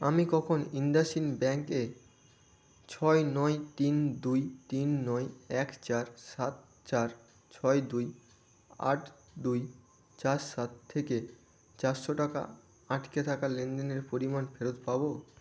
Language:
Bangla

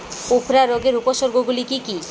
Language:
Bangla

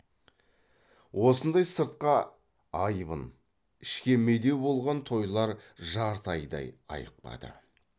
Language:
Kazakh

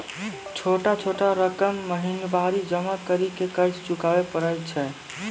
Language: Maithili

